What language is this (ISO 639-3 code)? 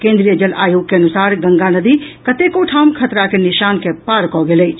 mai